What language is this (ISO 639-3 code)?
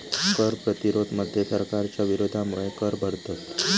mar